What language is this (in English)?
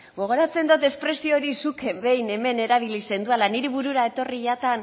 Basque